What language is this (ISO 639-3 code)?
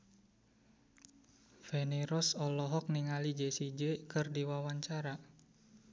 sun